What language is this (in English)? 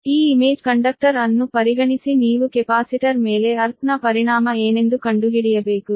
Kannada